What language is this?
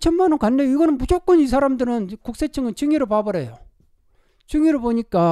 Korean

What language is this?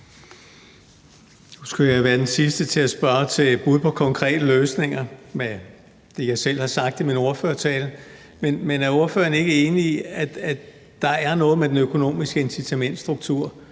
Danish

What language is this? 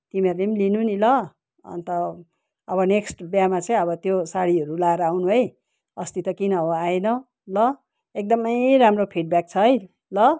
Nepali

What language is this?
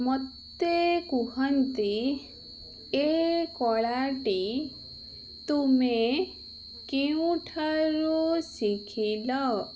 Odia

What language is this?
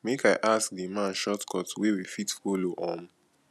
Nigerian Pidgin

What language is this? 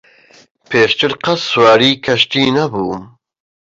Central Kurdish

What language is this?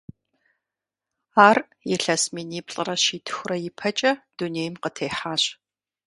Kabardian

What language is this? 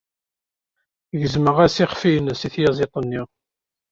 Kabyle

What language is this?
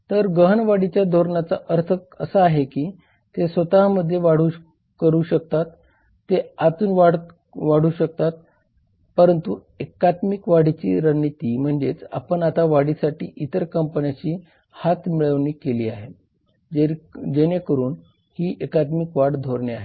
Marathi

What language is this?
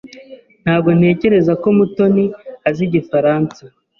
Kinyarwanda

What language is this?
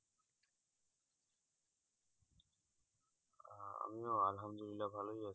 Bangla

